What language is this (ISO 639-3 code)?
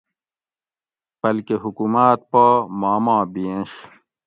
gwc